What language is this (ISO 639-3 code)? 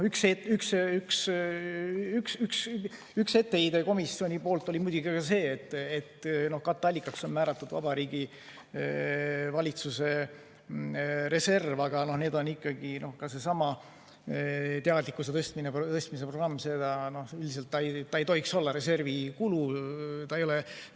est